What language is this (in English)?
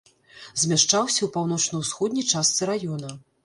Belarusian